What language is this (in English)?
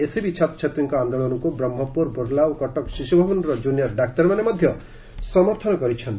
Odia